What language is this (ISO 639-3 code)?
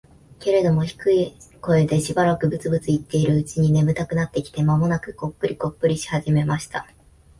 jpn